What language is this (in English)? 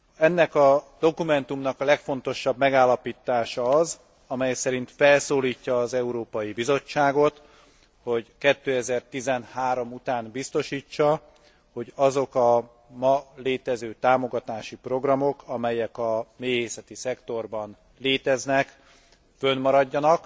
Hungarian